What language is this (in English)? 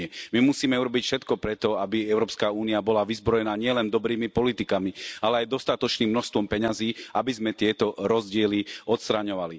Slovak